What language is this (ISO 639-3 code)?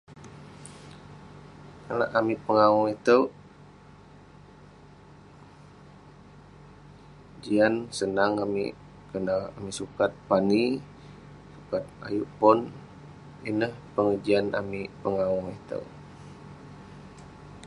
pne